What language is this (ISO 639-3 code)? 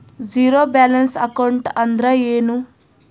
kan